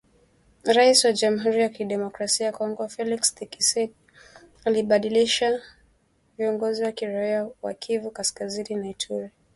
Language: Swahili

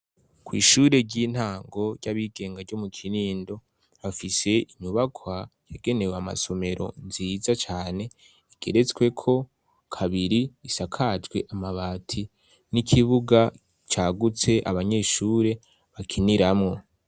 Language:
Rundi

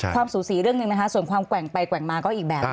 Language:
Thai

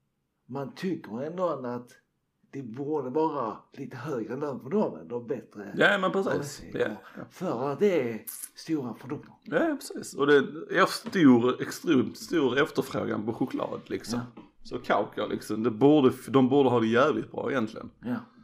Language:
Swedish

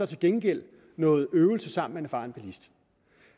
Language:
Danish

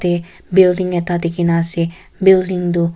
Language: Naga Pidgin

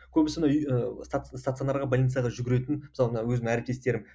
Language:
Kazakh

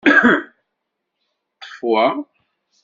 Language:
Kabyle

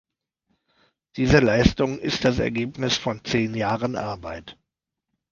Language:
German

